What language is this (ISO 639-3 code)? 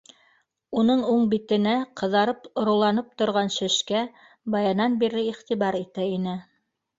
bak